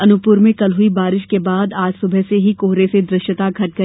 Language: Hindi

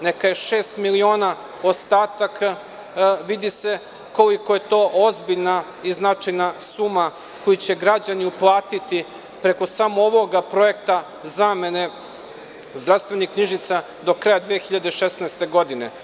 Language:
Serbian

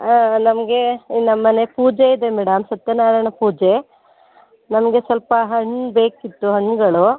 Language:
Kannada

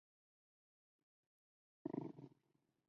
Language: Chinese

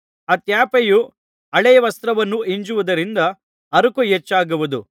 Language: Kannada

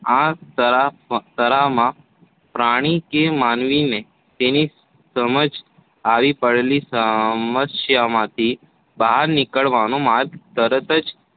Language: Gujarati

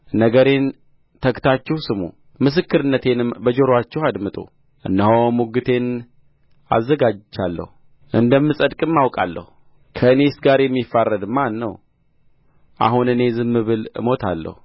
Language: Amharic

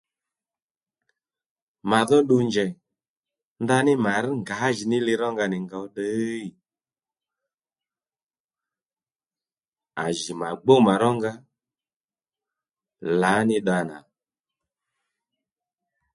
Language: Lendu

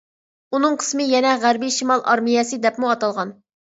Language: Uyghur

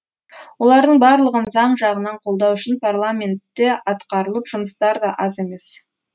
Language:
Kazakh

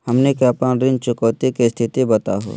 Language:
Magahi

